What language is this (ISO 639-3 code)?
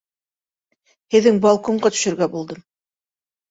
bak